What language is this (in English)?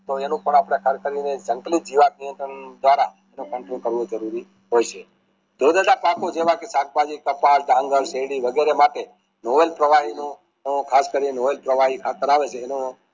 Gujarati